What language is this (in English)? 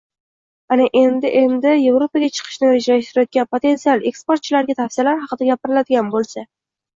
Uzbek